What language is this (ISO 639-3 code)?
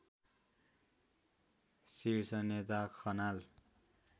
nep